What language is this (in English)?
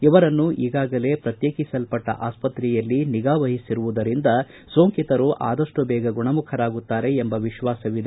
Kannada